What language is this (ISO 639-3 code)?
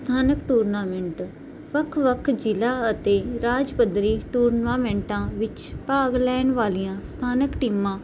pan